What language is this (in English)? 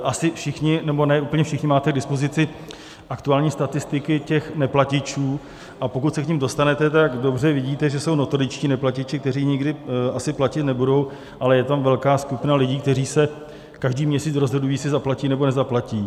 Czech